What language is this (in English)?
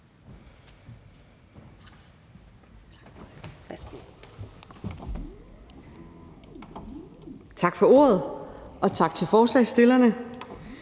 Danish